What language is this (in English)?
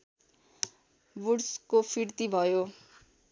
Nepali